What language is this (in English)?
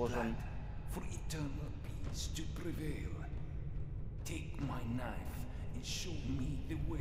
Polish